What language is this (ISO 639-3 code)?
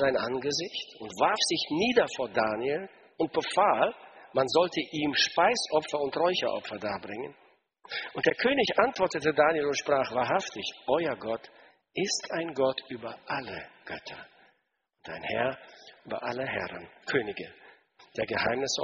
deu